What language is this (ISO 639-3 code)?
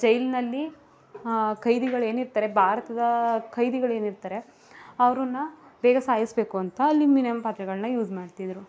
kan